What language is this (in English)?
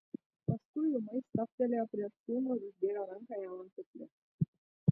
Lithuanian